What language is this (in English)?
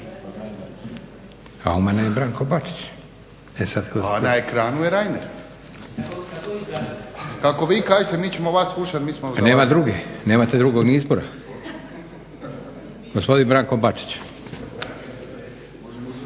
Croatian